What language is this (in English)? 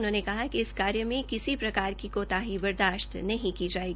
Hindi